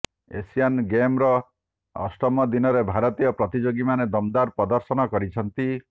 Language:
Odia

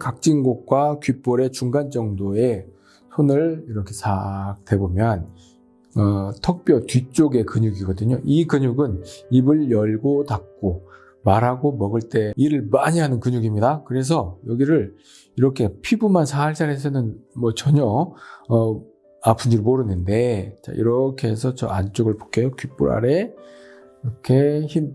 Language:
Korean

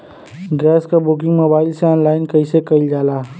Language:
Bhojpuri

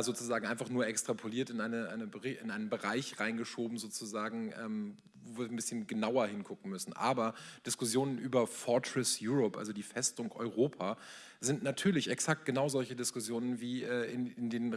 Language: German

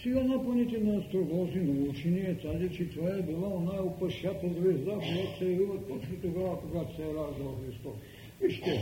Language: Bulgarian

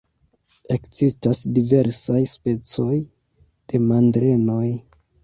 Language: Esperanto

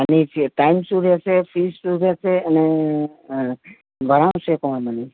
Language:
Gujarati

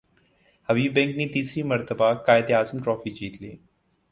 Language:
Urdu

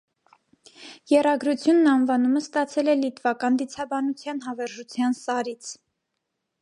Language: Armenian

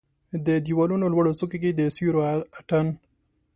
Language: Pashto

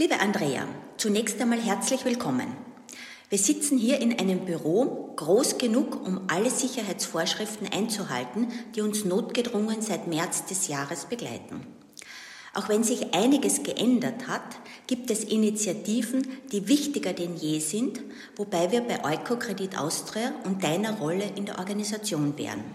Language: German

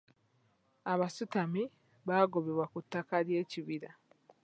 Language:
Ganda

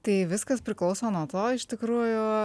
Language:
Lithuanian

